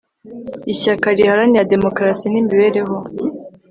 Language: Kinyarwanda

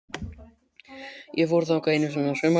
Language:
Icelandic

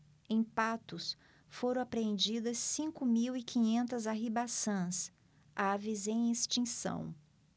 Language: Portuguese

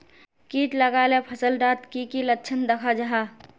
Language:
Magahi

